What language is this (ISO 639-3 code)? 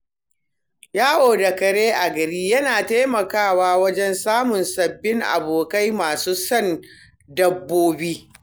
hau